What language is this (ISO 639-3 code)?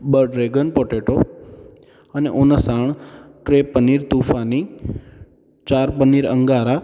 snd